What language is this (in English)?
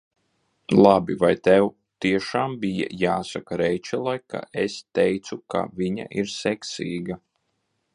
Latvian